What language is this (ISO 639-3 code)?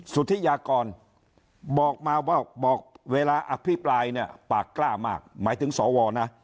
tha